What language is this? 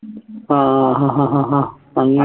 Malayalam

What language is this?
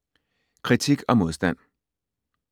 Danish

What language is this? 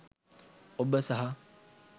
Sinhala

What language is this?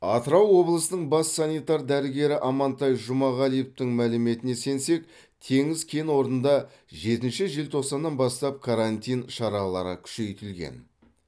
Kazakh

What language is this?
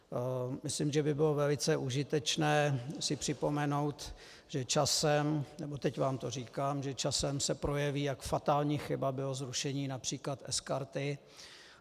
Czech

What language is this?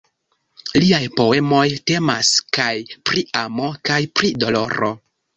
Esperanto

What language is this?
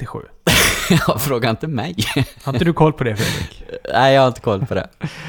Swedish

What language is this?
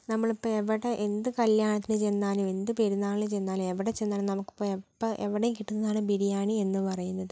Malayalam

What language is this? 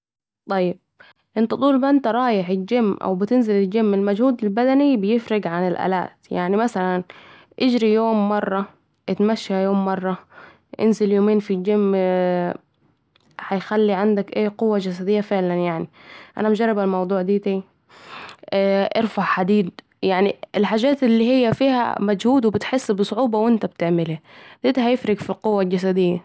Saidi Arabic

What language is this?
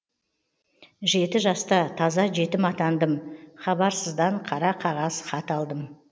Kazakh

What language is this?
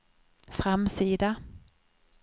Swedish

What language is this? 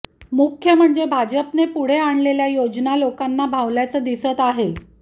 Marathi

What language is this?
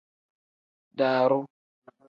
Tem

